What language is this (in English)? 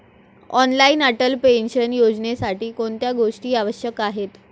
Marathi